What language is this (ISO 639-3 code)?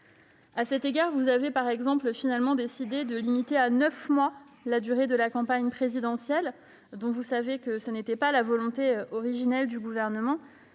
fra